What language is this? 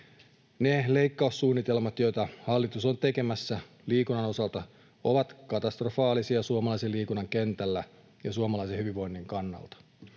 Finnish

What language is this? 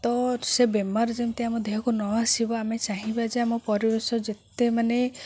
Odia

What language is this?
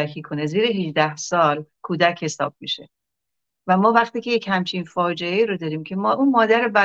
Persian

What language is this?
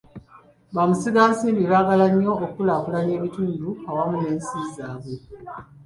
Ganda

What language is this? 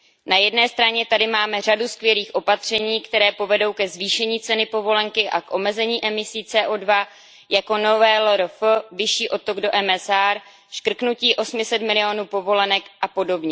Czech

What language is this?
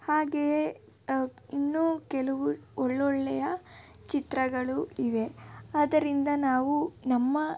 Kannada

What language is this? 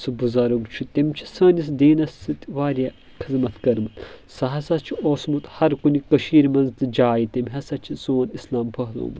Kashmiri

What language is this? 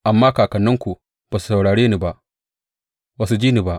Hausa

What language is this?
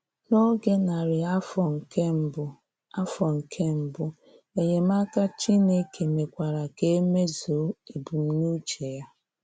Igbo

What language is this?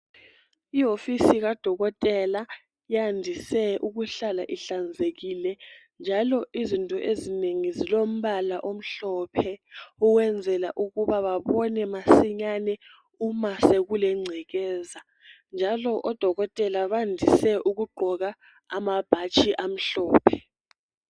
North Ndebele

